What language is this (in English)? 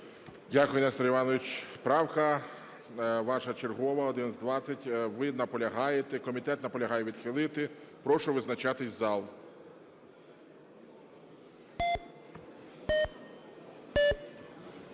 Ukrainian